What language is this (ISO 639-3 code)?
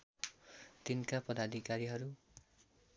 nep